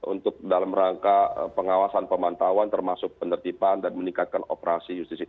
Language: Indonesian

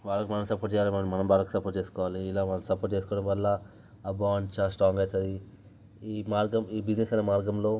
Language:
Telugu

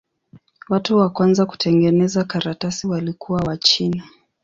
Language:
Swahili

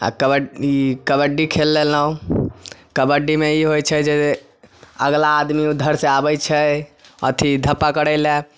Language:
Maithili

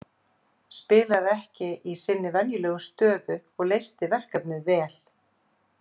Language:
Icelandic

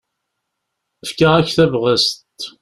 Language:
Kabyle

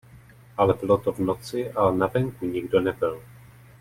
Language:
Czech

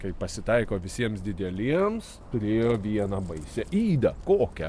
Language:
Lithuanian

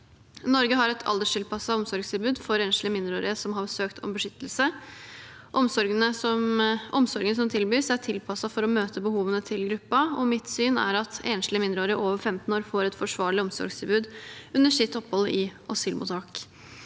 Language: Norwegian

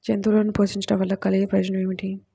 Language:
Telugu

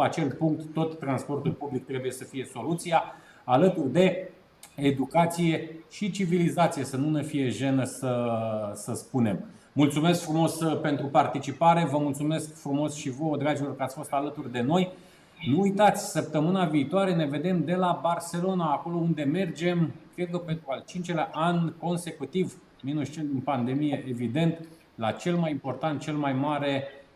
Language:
Romanian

